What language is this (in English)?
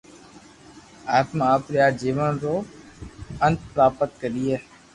Loarki